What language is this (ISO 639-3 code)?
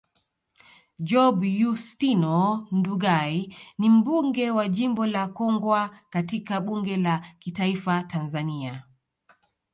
swa